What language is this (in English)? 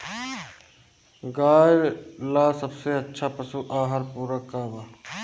Bhojpuri